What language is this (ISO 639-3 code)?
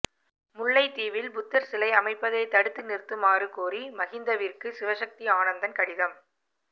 tam